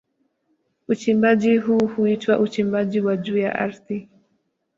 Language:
Swahili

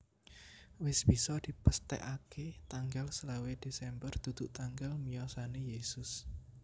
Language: Javanese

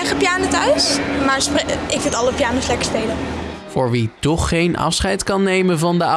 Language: Dutch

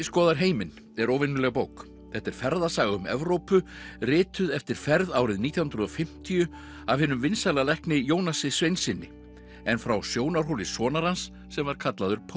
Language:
Icelandic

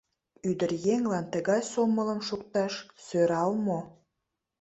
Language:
Mari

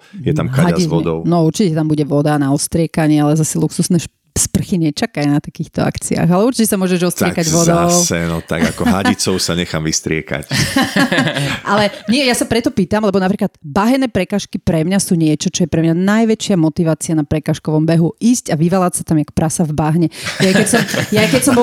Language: Slovak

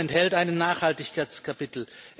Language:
German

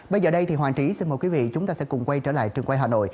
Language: Vietnamese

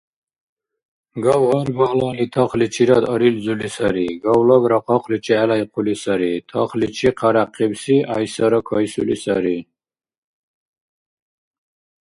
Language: Dargwa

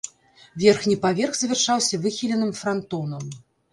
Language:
Belarusian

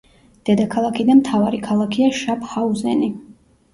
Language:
Georgian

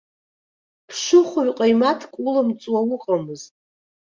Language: Abkhazian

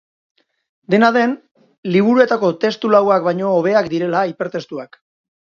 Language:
Basque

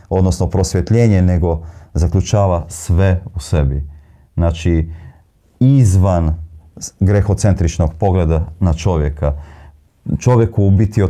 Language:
Croatian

